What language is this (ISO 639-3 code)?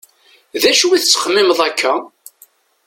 kab